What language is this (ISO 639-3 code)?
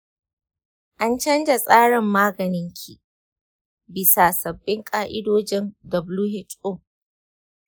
hau